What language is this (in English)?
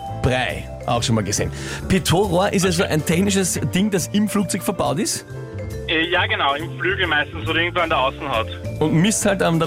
German